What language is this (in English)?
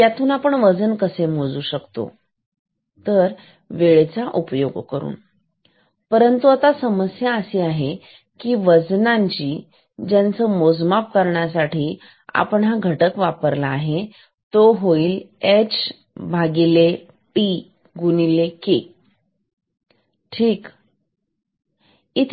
Marathi